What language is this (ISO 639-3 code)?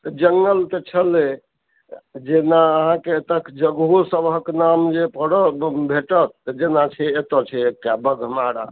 mai